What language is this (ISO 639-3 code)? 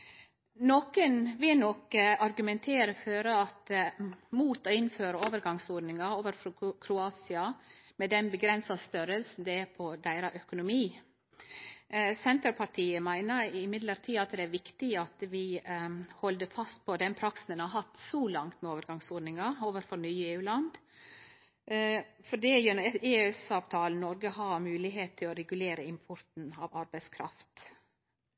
nno